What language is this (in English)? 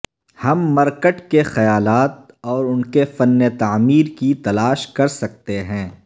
Urdu